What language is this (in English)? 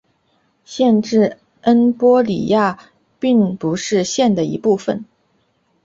Chinese